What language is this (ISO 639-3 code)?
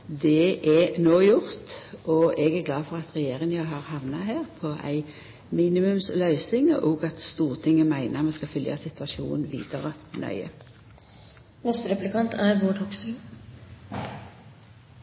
nor